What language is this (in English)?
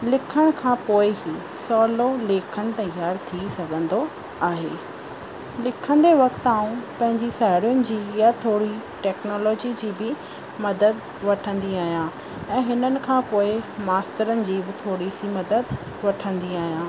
Sindhi